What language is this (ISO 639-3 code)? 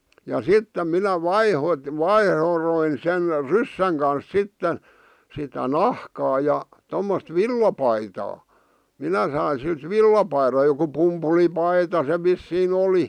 fin